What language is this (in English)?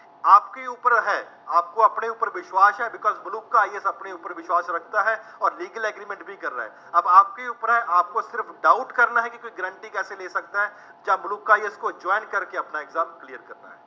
Punjabi